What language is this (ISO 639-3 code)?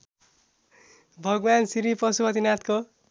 nep